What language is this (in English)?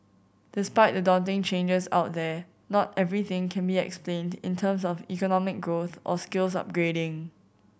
English